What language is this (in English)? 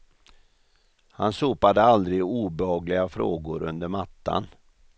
Swedish